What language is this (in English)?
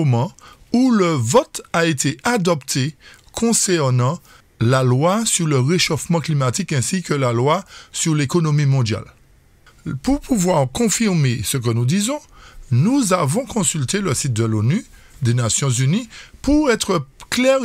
French